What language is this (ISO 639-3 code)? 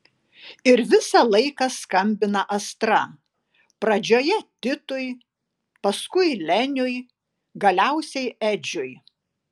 lit